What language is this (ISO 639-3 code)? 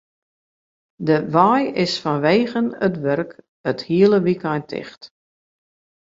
fry